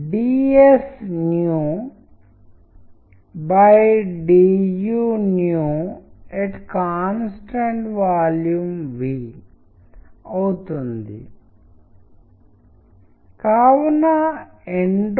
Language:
Telugu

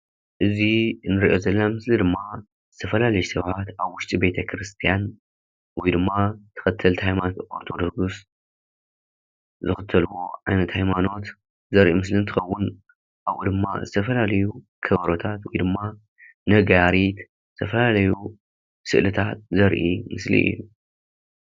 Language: Tigrinya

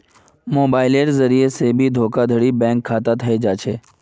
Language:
Magahi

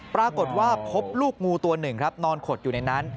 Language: Thai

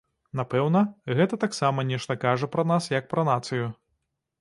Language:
Belarusian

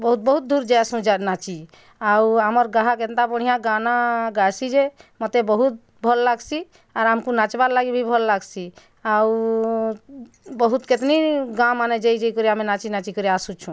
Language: Odia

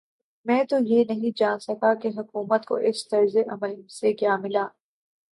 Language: Urdu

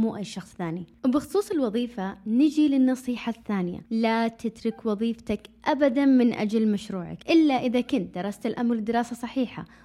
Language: Arabic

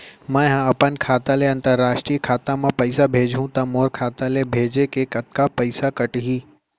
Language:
Chhattisgarhi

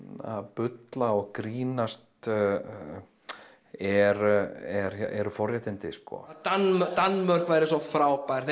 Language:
Icelandic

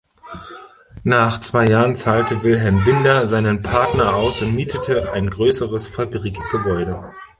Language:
German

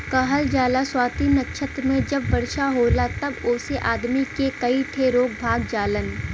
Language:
Bhojpuri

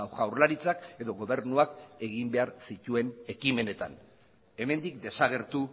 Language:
Basque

